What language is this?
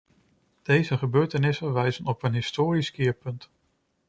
Dutch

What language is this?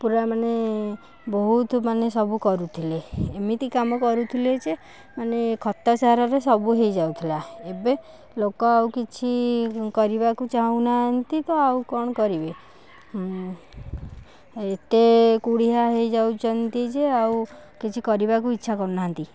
Odia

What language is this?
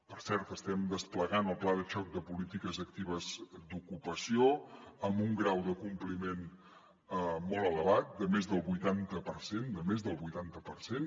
Catalan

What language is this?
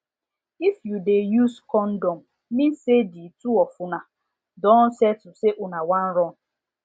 Nigerian Pidgin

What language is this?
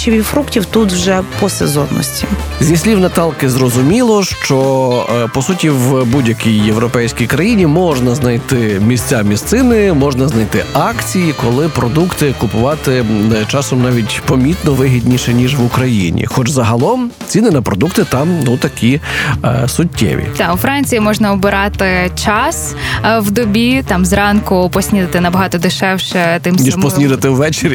Ukrainian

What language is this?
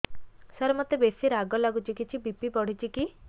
Odia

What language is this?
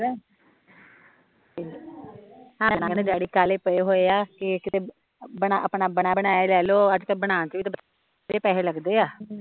Punjabi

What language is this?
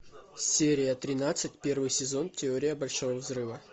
Russian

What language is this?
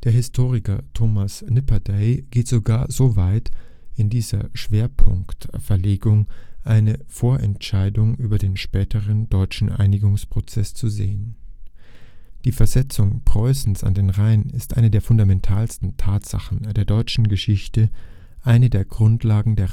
German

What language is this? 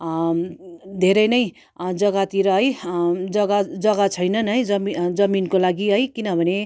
Nepali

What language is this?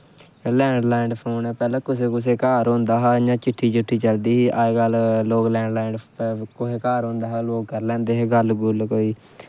Dogri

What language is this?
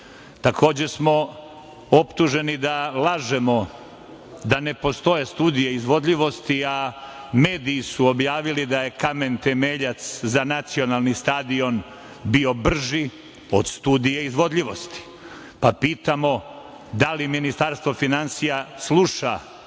Serbian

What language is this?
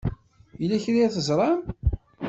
Kabyle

